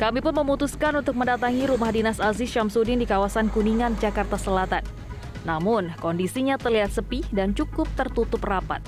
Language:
Indonesian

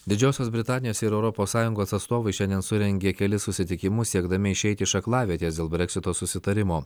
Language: Lithuanian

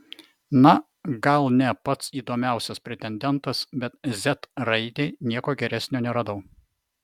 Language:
Lithuanian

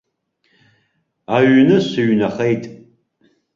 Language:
Abkhazian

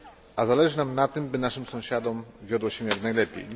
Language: Polish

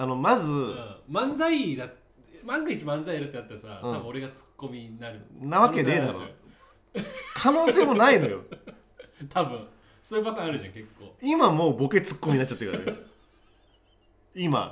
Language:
Japanese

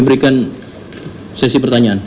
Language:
Indonesian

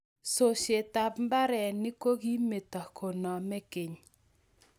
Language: Kalenjin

